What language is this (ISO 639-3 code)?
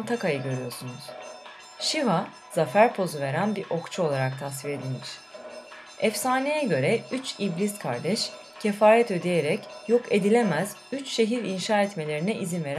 tur